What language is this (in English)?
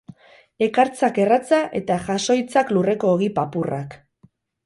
Basque